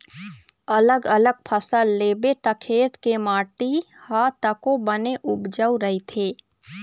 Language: Chhattisgarhi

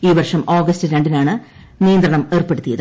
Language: Malayalam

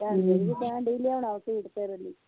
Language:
Punjabi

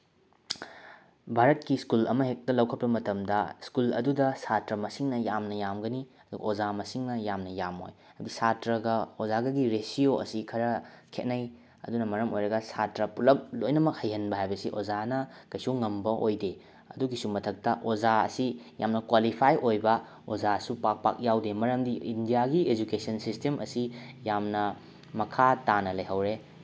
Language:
Manipuri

